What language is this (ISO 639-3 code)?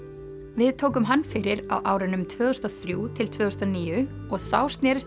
isl